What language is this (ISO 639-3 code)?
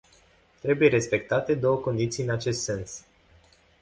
ron